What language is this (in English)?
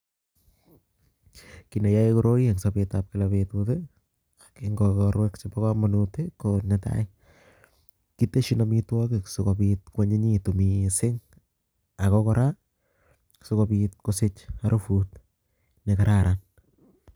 Kalenjin